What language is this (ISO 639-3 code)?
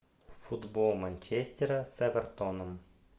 rus